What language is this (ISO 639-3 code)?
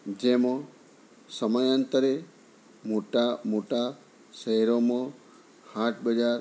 guj